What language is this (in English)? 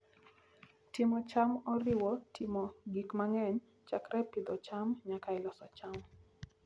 Luo (Kenya and Tanzania)